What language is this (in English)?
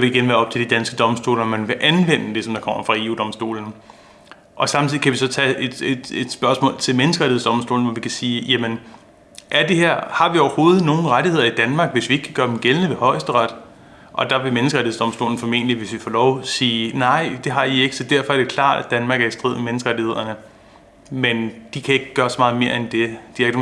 Danish